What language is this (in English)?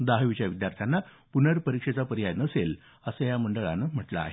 Marathi